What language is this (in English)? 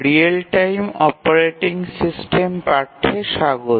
Bangla